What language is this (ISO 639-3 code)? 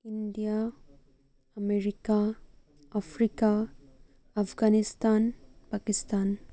asm